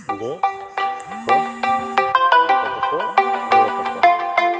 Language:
Santali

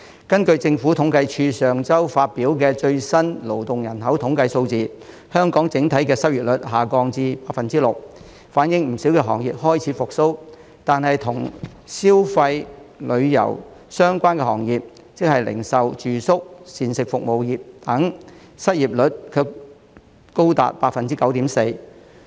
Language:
Cantonese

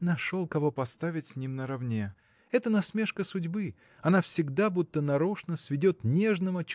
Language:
Russian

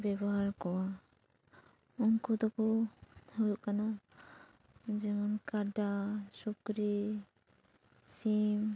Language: Santali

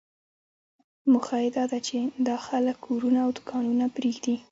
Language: Pashto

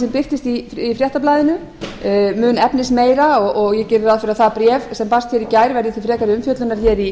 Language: Icelandic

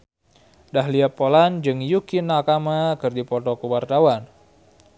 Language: Sundanese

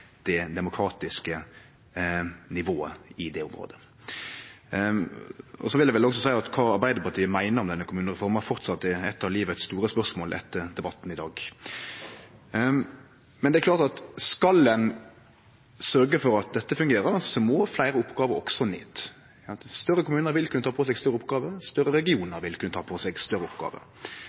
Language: Norwegian Nynorsk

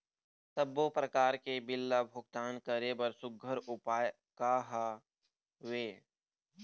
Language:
Chhattisgarhi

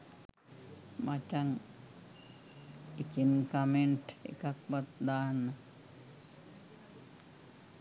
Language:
Sinhala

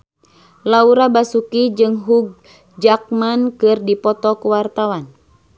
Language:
Sundanese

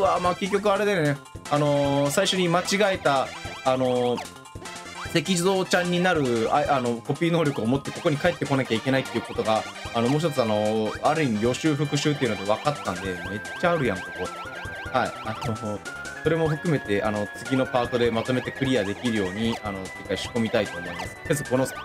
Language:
Japanese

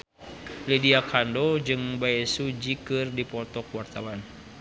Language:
Sundanese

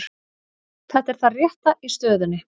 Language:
Icelandic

